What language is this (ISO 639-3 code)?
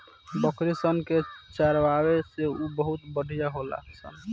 bho